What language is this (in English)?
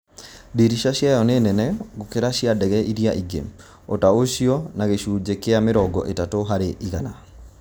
Kikuyu